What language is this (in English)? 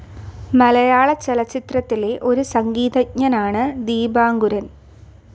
Malayalam